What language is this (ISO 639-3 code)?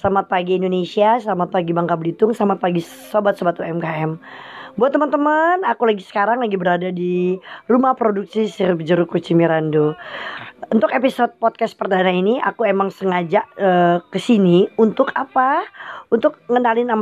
ind